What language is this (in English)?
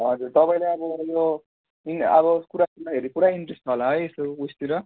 Nepali